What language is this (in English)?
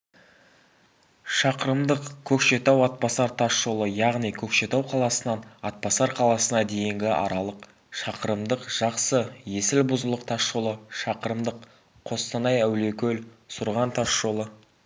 Kazakh